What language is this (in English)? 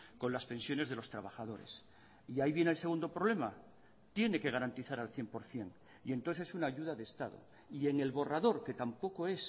Spanish